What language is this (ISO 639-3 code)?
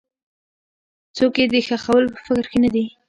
pus